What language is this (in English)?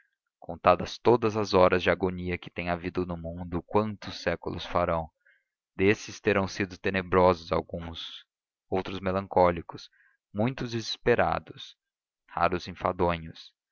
Portuguese